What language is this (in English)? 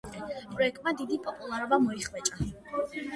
Georgian